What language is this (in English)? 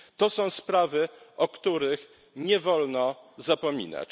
Polish